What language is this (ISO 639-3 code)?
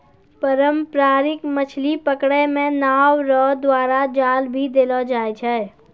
mai